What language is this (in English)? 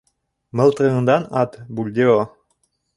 Bashkir